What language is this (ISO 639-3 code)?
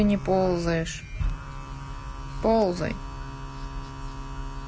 rus